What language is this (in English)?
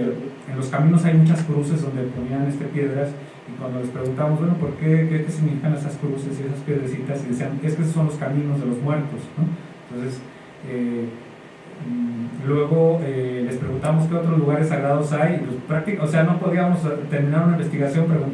Spanish